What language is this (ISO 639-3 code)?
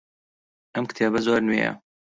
ckb